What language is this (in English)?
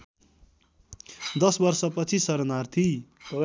Nepali